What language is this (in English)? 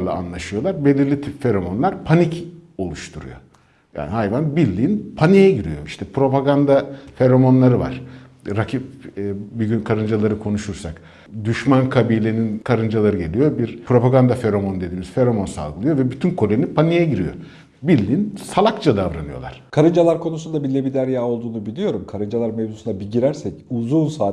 Turkish